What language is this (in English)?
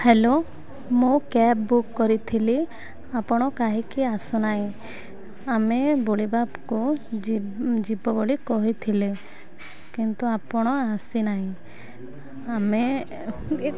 Odia